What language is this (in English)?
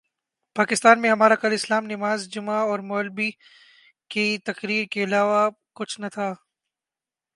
Urdu